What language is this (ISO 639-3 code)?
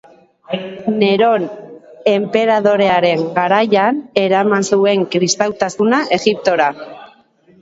eus